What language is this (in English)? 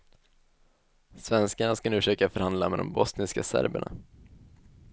Swedish